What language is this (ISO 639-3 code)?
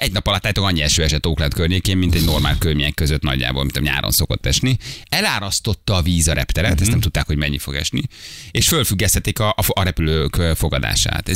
hun